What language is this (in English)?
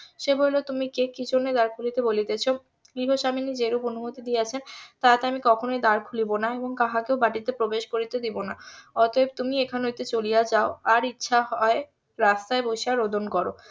Bangla